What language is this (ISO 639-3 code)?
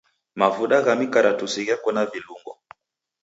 dav